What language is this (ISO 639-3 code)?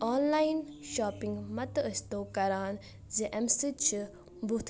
kas